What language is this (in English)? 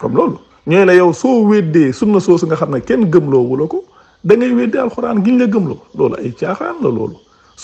French